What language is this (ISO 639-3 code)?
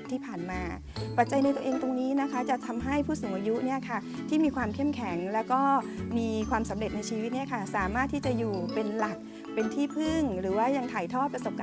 tha